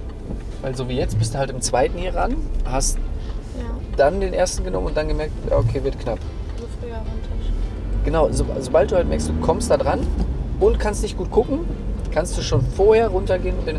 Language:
German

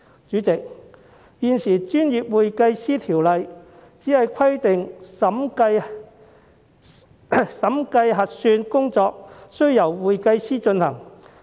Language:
Cantonese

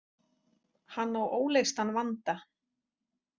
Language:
Icelandic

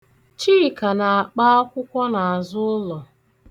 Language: Igbo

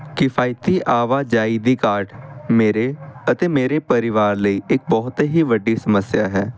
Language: Punjabi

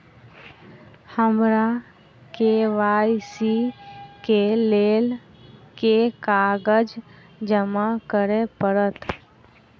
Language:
Maithili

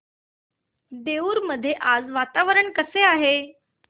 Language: Marathi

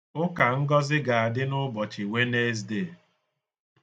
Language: Igbo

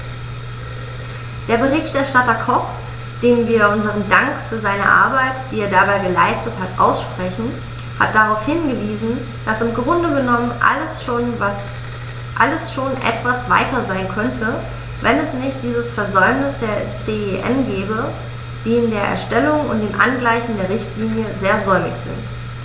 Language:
German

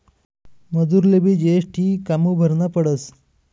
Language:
Marathi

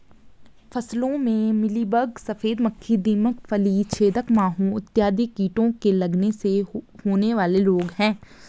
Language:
Hindi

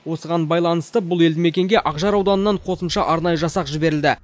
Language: Kazakh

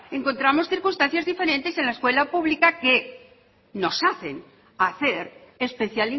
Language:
Spanish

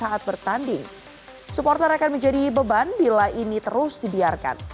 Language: Indonesian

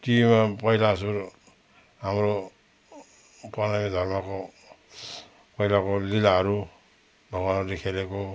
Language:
Nepali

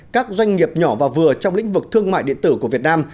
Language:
Vietnamese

